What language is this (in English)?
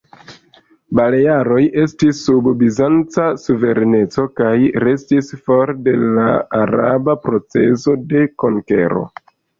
Esperanto